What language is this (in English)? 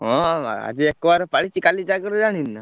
Odia